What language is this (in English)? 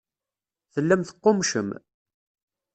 Kabyle